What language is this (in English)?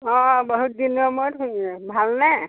Assamese